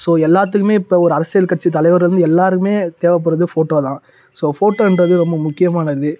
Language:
Tamil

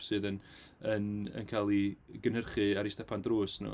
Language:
Welsh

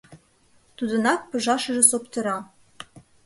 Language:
Mari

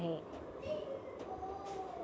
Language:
Marathi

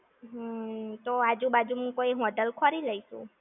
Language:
Gujarati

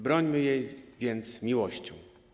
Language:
Polish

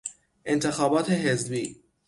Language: Persian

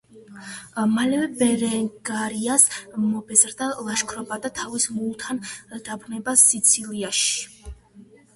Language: Georgian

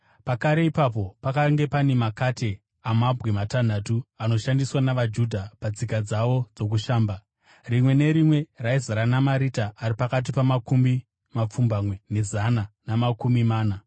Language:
Shona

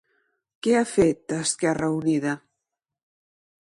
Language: Catalan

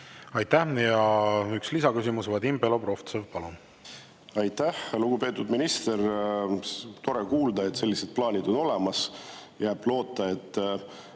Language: Estonian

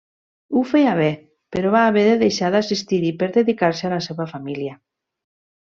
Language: Catalan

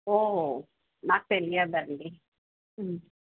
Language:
Telugu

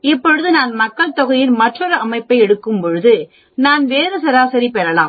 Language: Tamil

